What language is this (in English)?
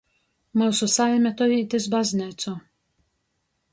Latgalian